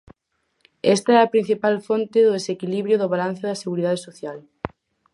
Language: Galician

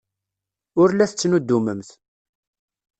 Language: Kabyle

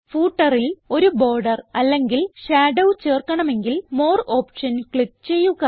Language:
Malayalam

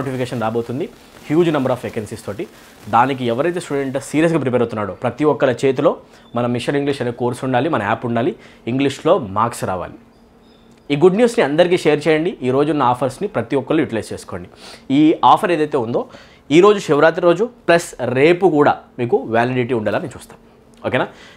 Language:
Telugu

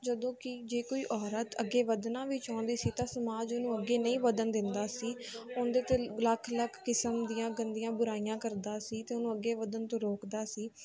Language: Punjabi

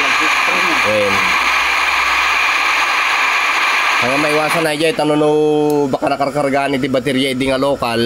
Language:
Filipino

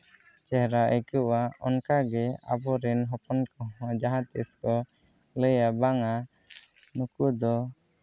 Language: Santali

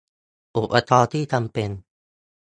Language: Thai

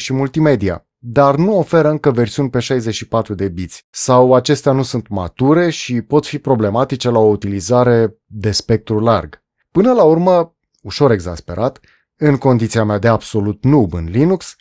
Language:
Romanian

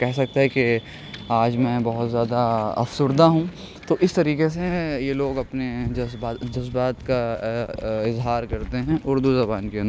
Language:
Urdu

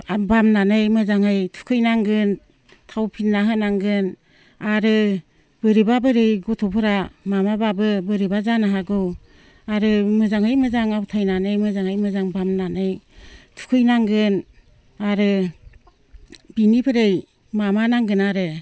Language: Bodo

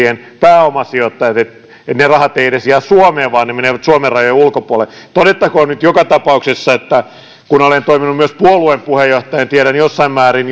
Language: Finnish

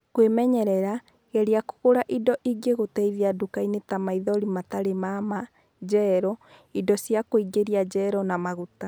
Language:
Kikuyu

